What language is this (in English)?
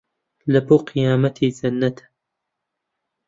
Central Kurdish